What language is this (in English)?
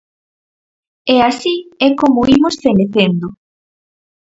Galician